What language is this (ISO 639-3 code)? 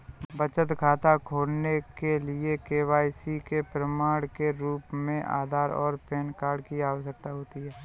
hin